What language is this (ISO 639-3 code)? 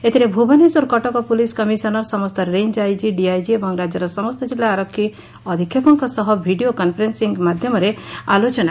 ori